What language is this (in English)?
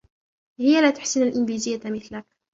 Arabic